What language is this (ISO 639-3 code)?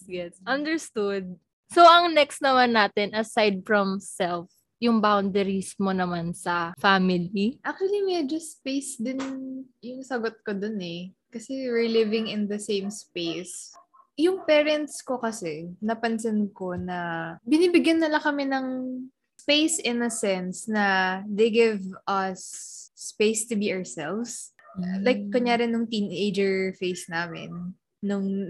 fil